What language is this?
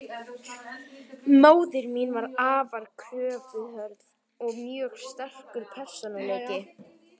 Icelandic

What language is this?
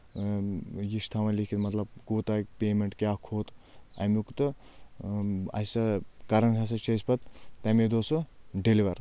Kashmiri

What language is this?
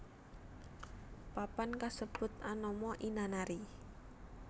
Javanese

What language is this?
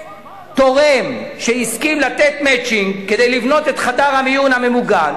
Hebrew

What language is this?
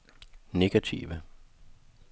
Danish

